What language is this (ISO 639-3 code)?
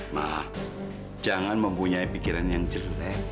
ind